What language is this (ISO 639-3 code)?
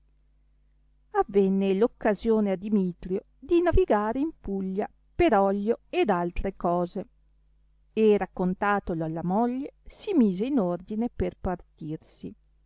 ita